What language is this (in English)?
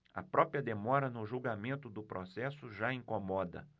Portuguese